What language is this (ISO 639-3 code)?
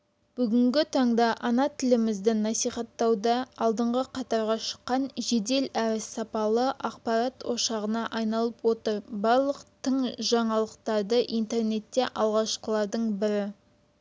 kaz